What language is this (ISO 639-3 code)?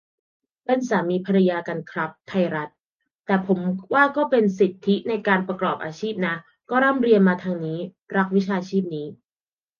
tha